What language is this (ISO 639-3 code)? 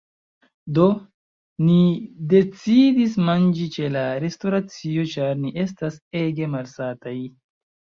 epo